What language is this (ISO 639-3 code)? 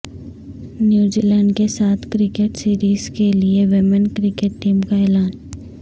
urd